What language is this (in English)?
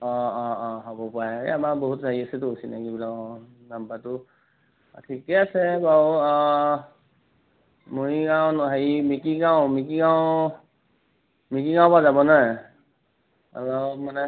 Assamese